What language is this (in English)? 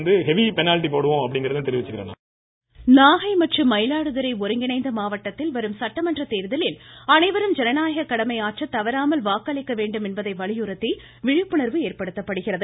Tamil